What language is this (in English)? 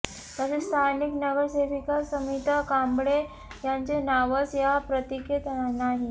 Marathi